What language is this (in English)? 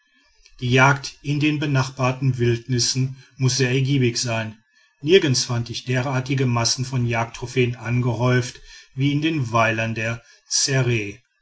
German